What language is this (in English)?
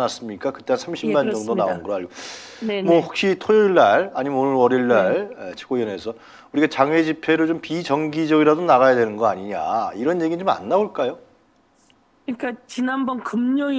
Korean